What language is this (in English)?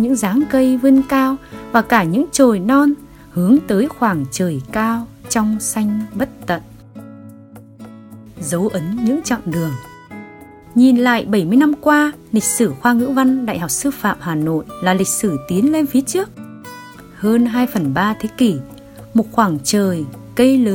Vietnamese